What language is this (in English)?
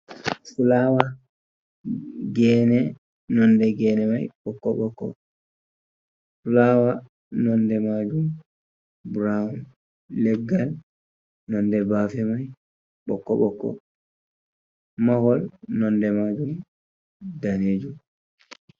Fula